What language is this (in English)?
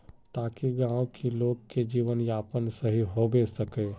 Magahi